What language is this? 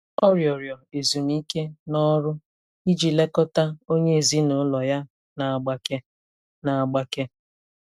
Igbo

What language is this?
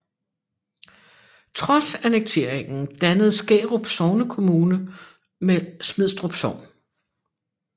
Danish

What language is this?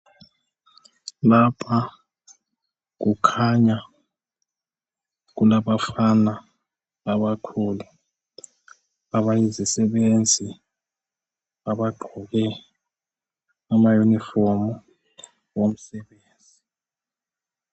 North Ndebele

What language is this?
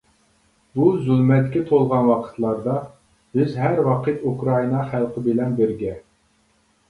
Uyghur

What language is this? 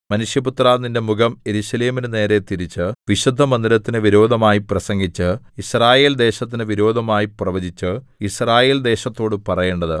Malayalam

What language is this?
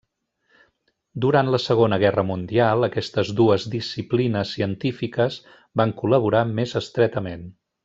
Catalan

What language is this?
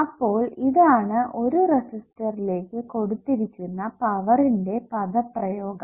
Malayalam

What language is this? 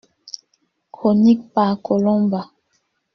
French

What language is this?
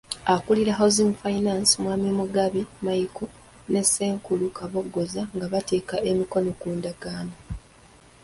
Ganda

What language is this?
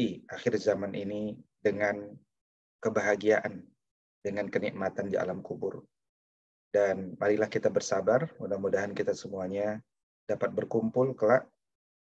Indonesian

